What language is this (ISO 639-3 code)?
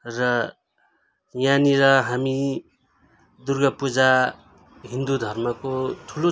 nep